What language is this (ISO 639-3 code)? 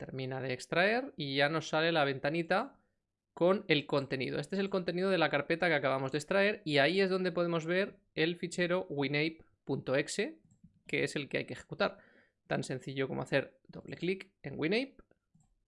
spa